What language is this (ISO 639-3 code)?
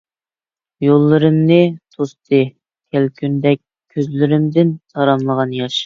uig